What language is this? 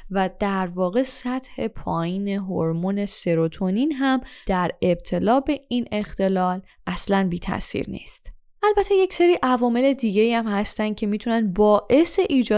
Persian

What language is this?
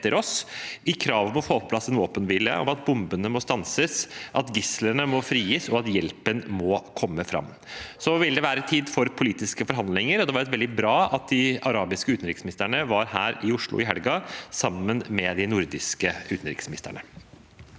Norwegian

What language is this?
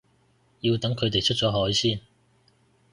Cantonese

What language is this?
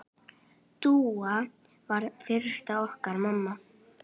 Icelandic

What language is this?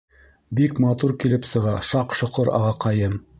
Bashkir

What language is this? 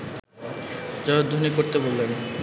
Bangla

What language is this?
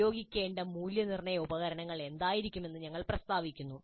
Malayalam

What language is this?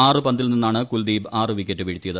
Malayalam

